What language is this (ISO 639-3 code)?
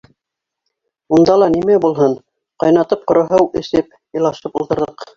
bak